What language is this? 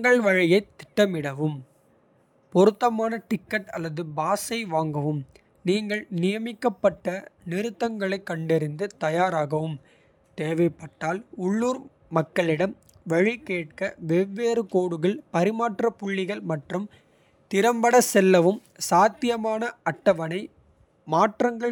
Kota (India)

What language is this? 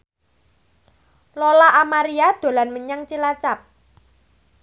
Javanese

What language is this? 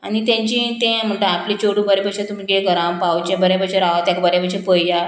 Konkani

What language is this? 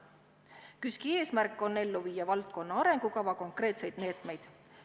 Estonian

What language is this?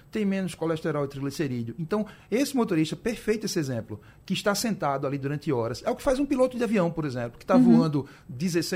Portuguese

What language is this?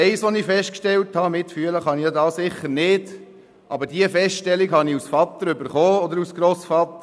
Swiss German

